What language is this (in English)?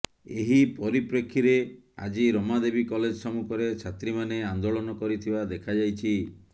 Odia